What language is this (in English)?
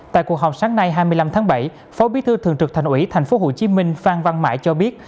Vietnamese